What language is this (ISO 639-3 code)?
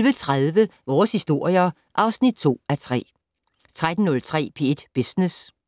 dan